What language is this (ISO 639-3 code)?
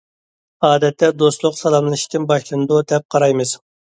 uig